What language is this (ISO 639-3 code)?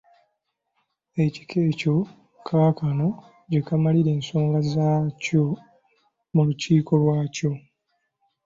lug